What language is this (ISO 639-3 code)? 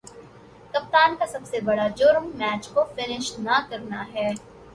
urd